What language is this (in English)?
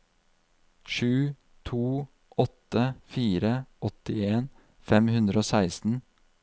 Norwegian